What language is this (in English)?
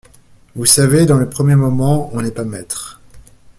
French